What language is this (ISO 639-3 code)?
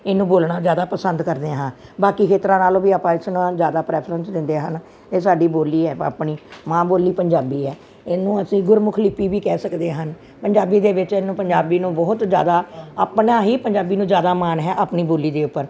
pan